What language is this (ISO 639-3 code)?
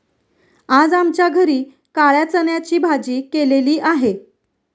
mar